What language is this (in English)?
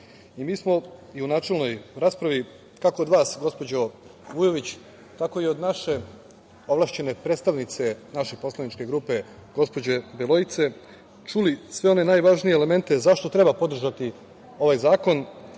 Serbian